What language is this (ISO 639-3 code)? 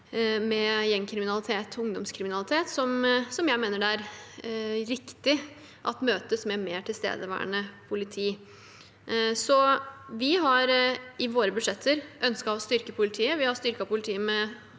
nor